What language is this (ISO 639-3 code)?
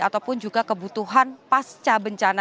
ind